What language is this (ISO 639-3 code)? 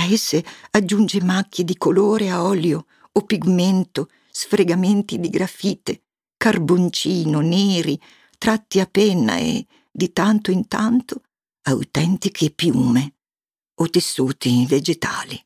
ita